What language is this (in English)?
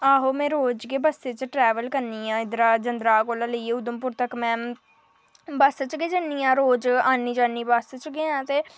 Dogri